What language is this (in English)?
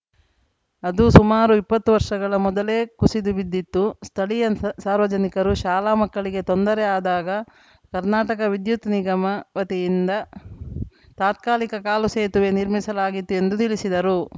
Kannada